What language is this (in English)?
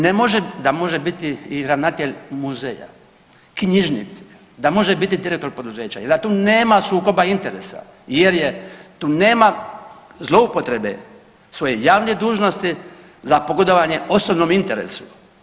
Croatian